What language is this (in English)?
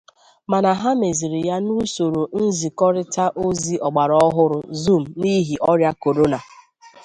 Igbo